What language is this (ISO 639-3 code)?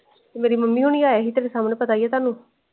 pan